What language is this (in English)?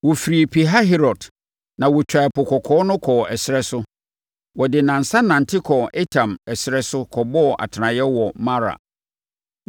Akan